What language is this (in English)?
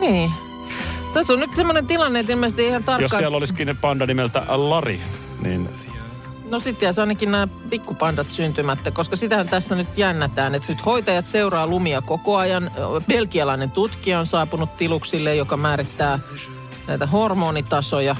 Finnish